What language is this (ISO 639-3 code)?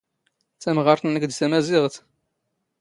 zgh